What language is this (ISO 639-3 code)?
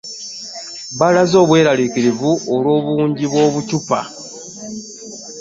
lug